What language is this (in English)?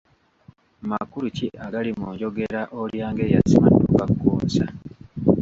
Ganda